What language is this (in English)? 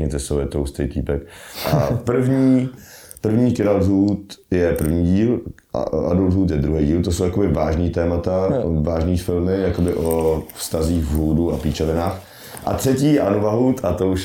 Czech